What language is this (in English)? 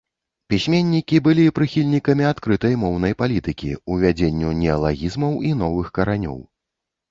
Belarusian